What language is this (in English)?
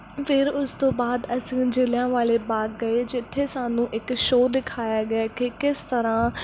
Punjabi